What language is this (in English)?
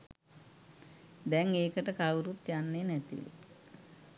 Sinhala